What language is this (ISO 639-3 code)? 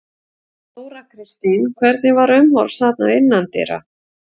isl